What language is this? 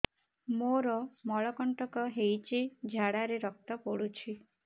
Odia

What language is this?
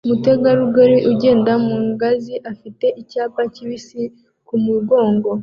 Kinyarwanda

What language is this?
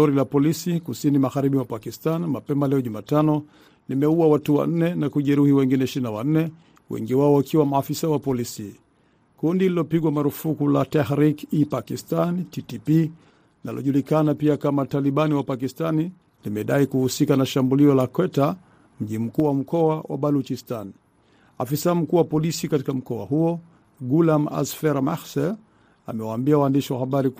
Swahili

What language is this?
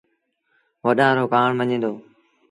Sindhi Bhil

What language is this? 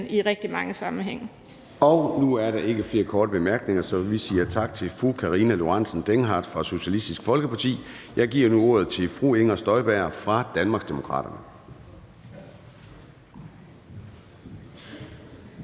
Danish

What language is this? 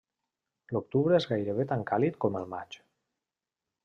Catalan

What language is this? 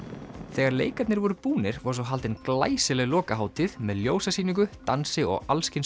Icelandic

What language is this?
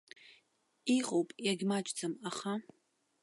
Abkhazian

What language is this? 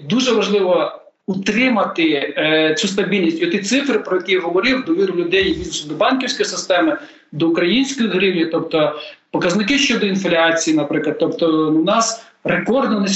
Ukrainian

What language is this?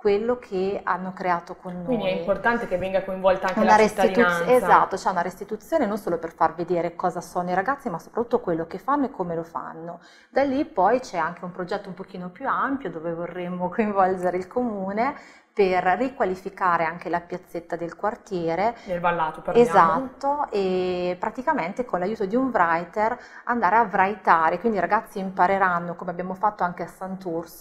Italian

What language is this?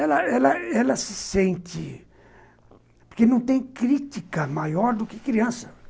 Portuguese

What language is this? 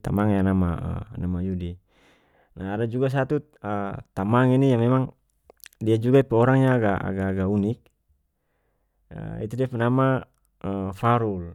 North Moluccan Malay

